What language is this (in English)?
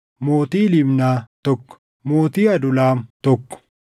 Oromo